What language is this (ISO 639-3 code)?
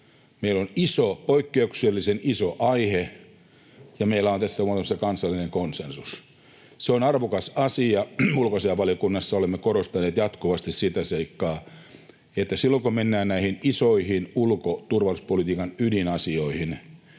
fin